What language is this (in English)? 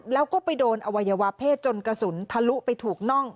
Thai